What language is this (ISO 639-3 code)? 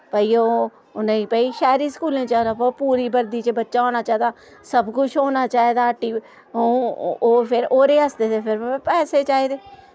doi